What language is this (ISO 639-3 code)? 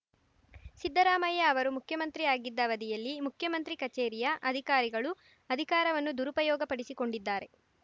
kan